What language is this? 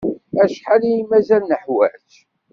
Kabyle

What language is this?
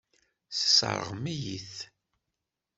Kabyle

